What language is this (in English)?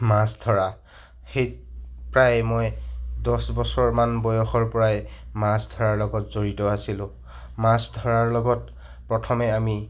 Assamese